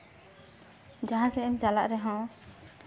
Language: Santali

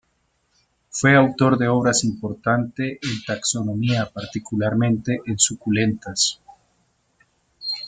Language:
Spanish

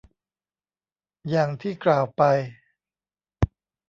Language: Thai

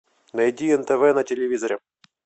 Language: Russian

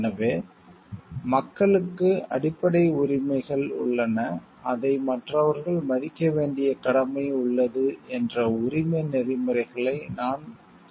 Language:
Tamil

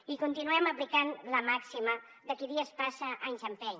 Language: Catalan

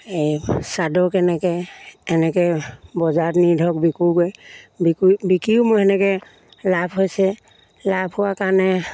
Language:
Assamese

